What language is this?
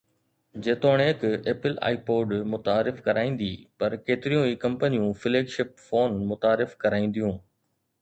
Sindhi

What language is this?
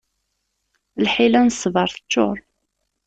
Kabyle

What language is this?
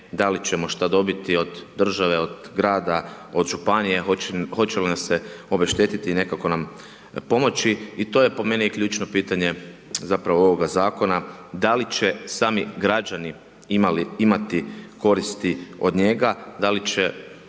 Croatian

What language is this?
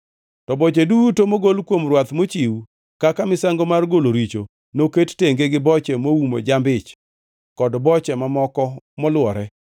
Luo (Kenya and Tanzania)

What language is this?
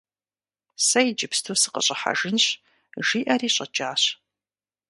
Kabardian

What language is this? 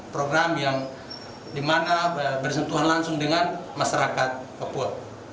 Indonesian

